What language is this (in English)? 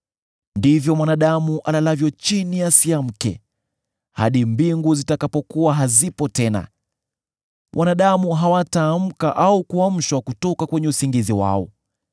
Swahili